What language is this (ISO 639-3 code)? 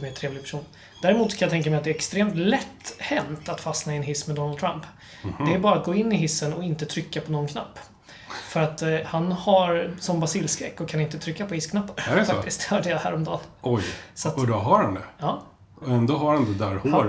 swe